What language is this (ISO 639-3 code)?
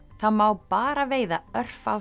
isl